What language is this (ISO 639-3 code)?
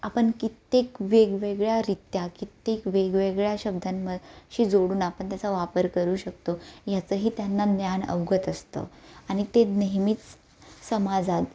mar